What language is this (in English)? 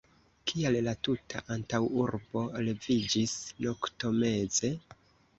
Esperanto